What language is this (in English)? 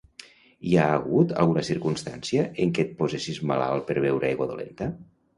Catalan